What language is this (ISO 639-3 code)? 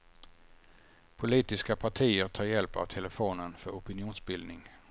swe